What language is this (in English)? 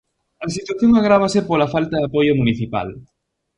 Galician